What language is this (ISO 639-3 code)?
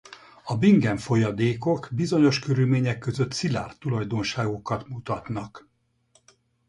hun